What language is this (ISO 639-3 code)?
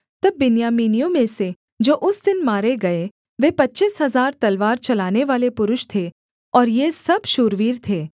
hin